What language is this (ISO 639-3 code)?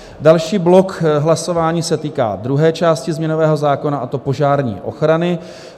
ces